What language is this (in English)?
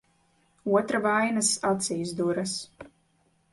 Latvian